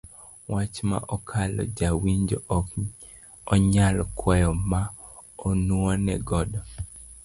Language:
Luo (Kenya and Tanzania)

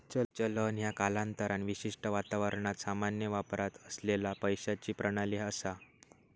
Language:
Marathi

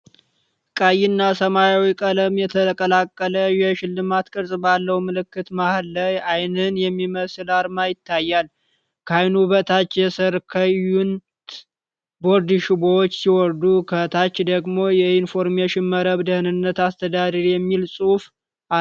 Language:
Amharic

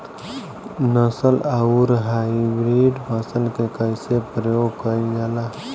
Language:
Bhojpuri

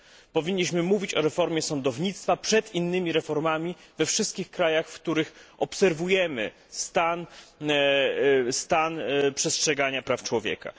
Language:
Polish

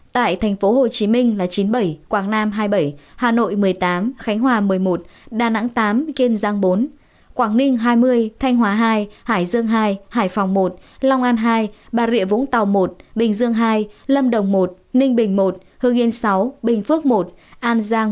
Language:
Vietnamese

